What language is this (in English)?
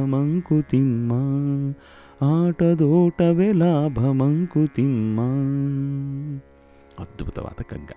Kannada